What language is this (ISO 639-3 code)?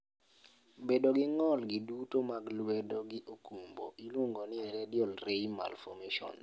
luo